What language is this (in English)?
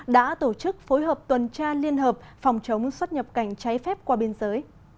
Vietnamese